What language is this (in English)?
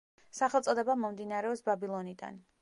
Georgian